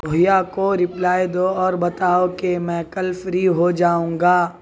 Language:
Urdu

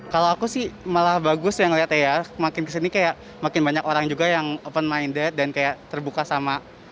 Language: Indonesian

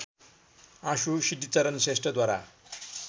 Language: Nepali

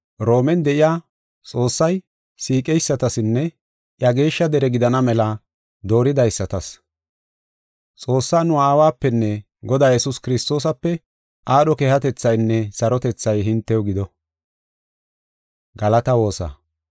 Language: Gofa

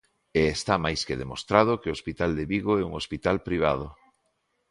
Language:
Galician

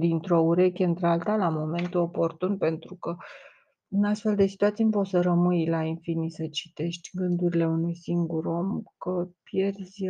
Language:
Romanian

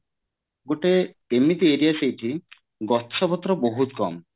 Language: Odia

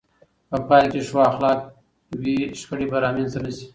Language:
Pashto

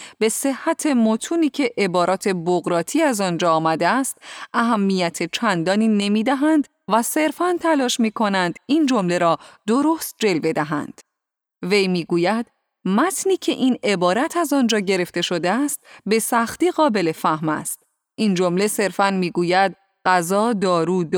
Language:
Persian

